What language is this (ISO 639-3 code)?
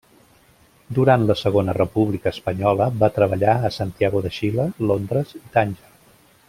cat